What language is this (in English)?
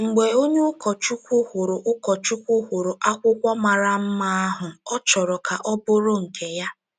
Igbo